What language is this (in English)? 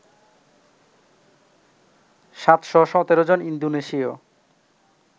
Bangla